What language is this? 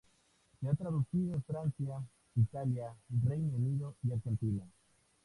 Spanish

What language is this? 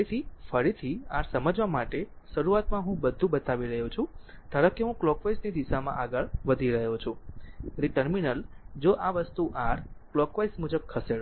Gujarati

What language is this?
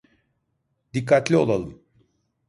Turkish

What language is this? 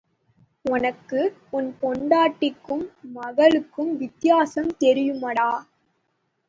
Tamil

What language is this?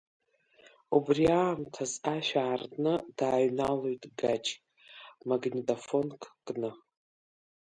Abkhazian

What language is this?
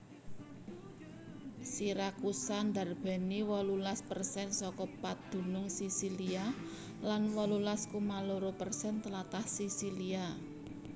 Javanese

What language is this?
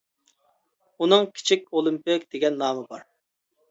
Uyghur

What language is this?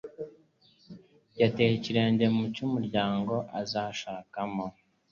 Kinyarwanda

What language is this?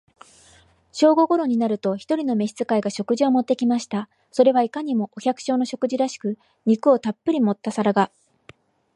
Japanese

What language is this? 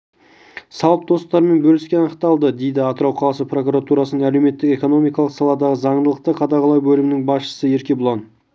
Kazakh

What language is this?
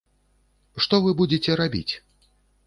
Belarusian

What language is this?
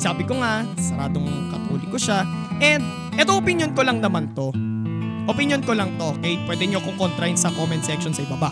Filipino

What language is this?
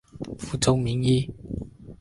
Chinese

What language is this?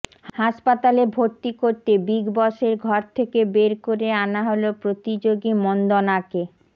Bangla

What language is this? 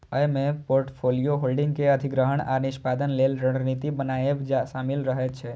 Maithili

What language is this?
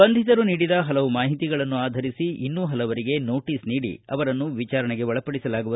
Kannada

